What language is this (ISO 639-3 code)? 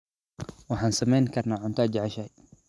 som